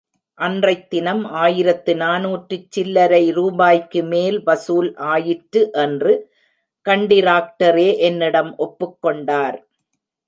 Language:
Tamil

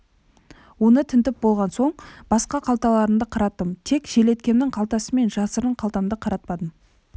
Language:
Kazakh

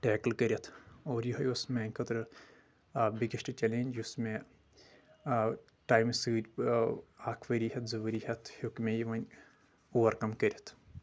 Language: Kashmiri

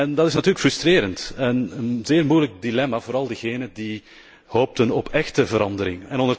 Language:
Dutch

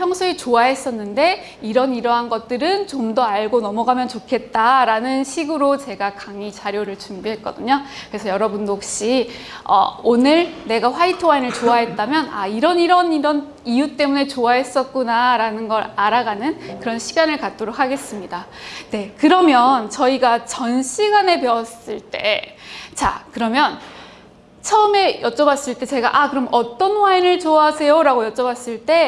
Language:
Korean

